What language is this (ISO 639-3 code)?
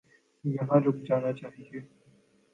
urd